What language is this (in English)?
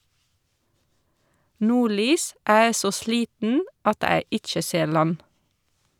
Norwegian